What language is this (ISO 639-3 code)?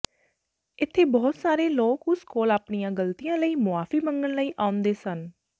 pan